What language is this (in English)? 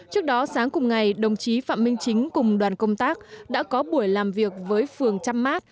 Vietnamese